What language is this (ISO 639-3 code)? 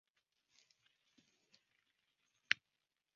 zho